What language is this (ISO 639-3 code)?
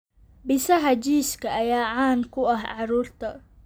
som